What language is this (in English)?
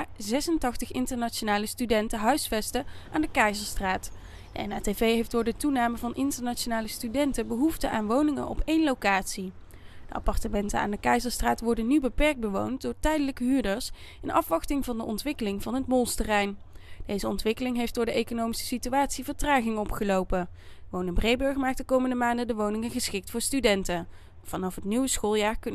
Dutch